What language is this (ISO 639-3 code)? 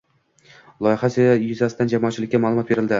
uzb